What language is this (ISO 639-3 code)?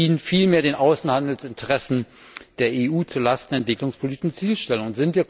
deu